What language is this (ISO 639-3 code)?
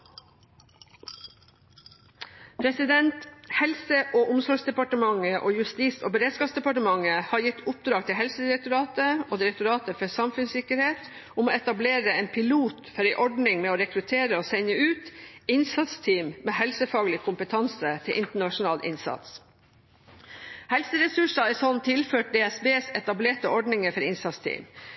nob